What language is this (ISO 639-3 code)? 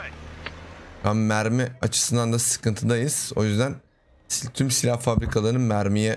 tur